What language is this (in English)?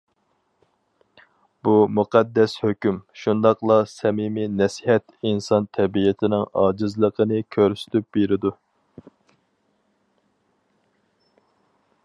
Uyghur